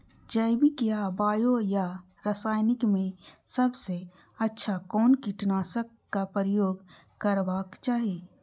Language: Maithili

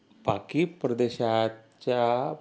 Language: Marathi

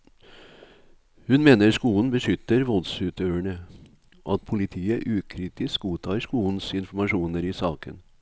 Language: Norwegian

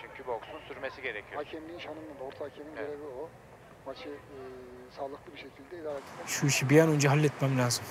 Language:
Turkish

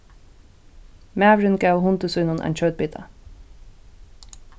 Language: Faroese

